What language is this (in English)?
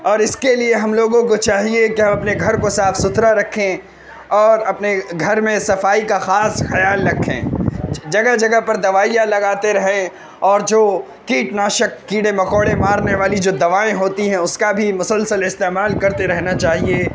Urdu